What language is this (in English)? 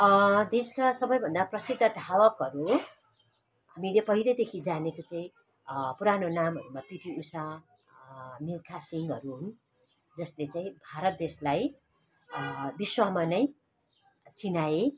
Nepali